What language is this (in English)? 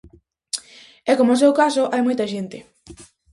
Galician